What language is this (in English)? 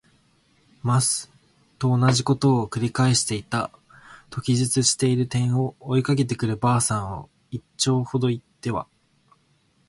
Japanese